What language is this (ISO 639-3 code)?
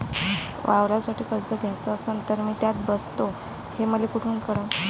mar